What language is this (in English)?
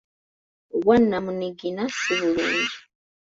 Ganda